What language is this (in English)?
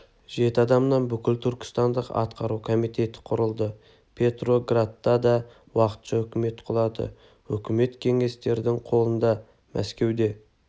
Kazakh